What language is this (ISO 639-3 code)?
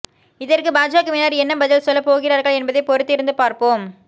tam